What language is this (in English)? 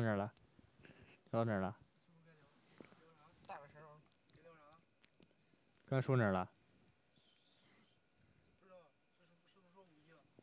Chinese